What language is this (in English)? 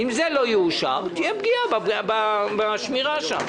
Hebrew